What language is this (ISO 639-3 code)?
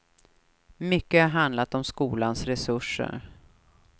swe